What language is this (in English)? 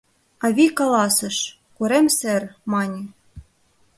Mari